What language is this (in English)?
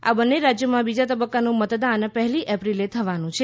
Gujarati